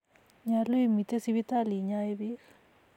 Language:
Kalenjin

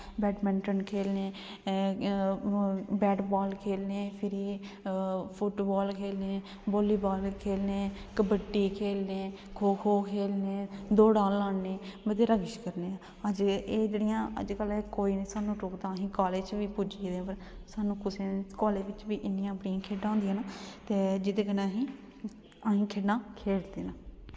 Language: Dogri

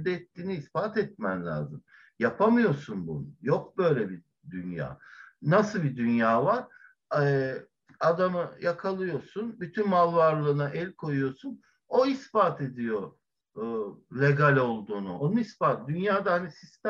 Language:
Turkish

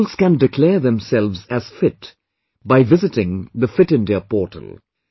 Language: English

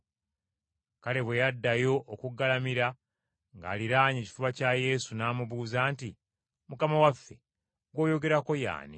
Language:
Ganda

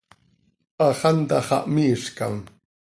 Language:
Seri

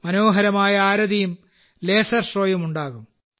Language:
Malayalam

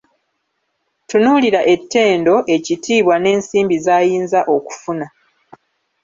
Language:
Ganda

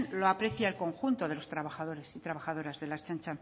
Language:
Spanish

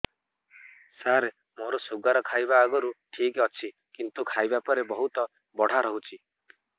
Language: Odia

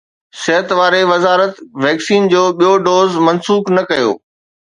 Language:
Sindhi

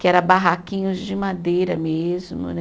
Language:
Portuguese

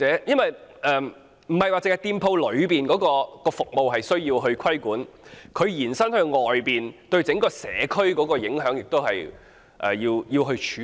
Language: Cantonese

